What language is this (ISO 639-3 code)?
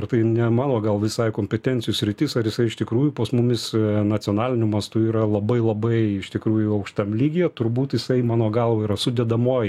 lit